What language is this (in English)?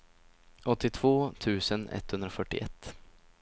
Swedish